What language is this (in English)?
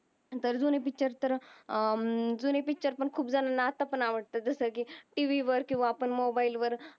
Marathi